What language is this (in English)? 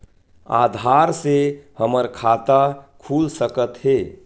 Chhattisgarhi